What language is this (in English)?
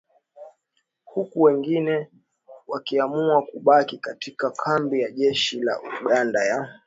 Swahili